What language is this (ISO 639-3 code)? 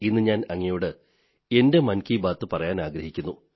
mal